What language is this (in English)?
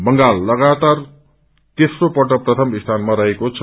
Nepali